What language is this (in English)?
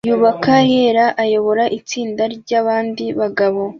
Kinyarwanda